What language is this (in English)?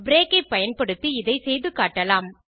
Tamil